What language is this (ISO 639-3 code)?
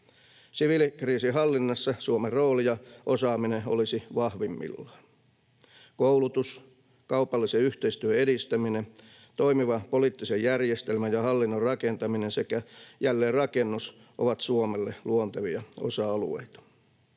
fin